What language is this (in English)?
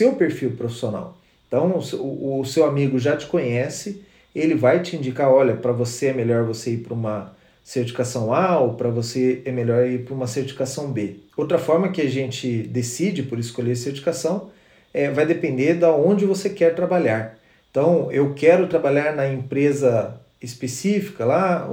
Portuguese